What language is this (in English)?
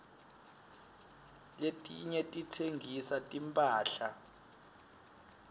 Swati